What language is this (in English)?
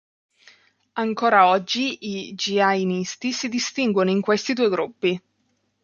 Italian